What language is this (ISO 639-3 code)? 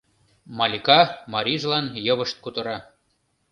chm